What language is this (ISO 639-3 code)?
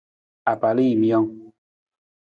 nmz